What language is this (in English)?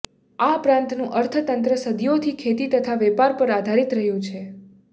Gujarati